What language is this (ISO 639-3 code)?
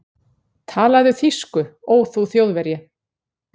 isl